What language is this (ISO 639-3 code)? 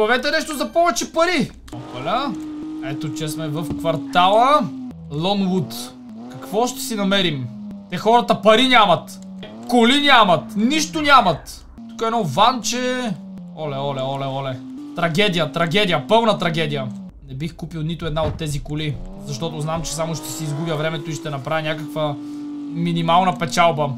bul